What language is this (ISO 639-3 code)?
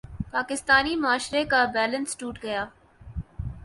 urd